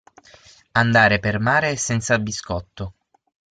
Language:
Italian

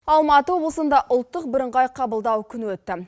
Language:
Kazakh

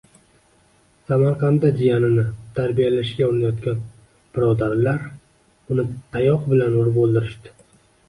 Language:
Uzbek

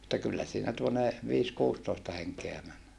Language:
Finnish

